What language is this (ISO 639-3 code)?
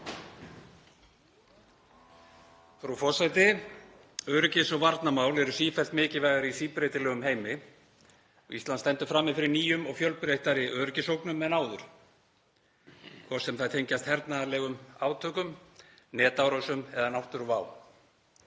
isl